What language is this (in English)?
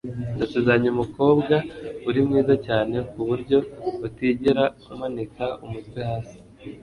Kinyarwanda